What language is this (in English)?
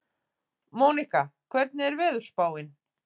Icelandic